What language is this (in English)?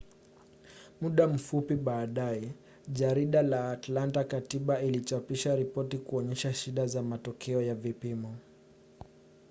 Swahili